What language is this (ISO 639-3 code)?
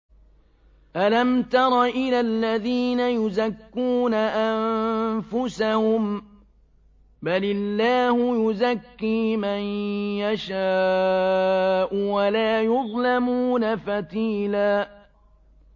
ara